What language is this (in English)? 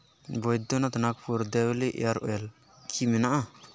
Santali